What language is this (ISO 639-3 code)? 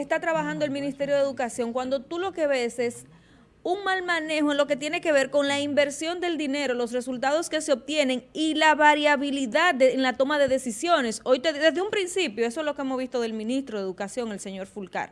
spa